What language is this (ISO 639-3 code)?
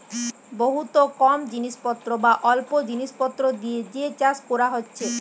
ben